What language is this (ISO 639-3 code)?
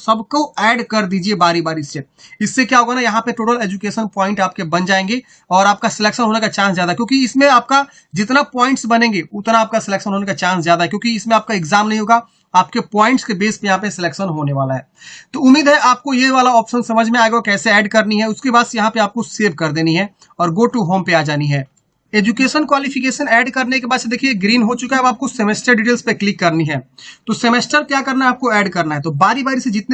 hin